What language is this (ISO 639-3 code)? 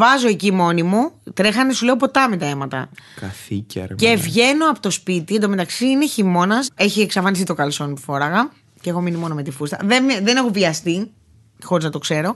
ell